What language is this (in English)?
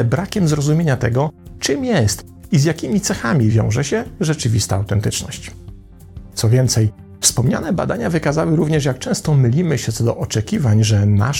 Polish